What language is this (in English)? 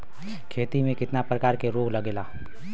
Bhojpuri